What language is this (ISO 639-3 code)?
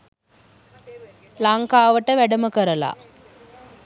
sin